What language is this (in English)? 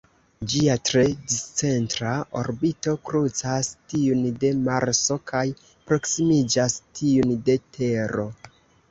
Esperanto